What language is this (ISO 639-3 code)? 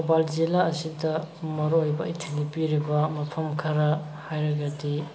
mni